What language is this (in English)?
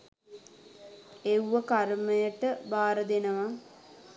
Sinhala